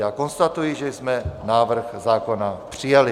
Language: Czech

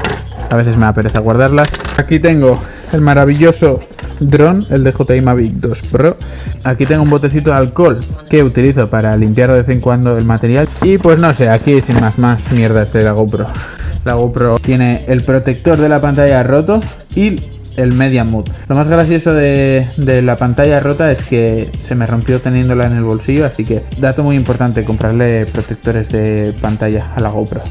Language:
Spanish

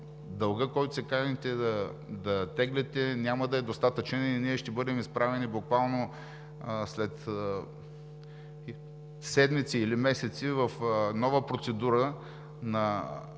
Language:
Bulgarian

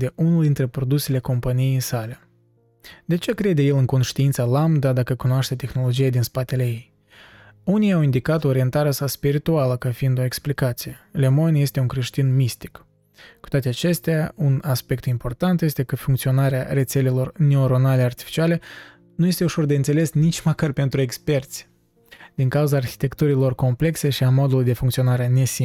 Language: Romanian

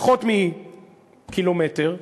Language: Hebrew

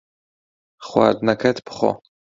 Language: Central Kurdish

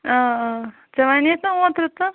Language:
Kashmiri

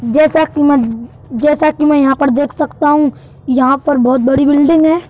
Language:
Hindi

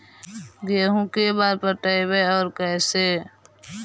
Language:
Magahi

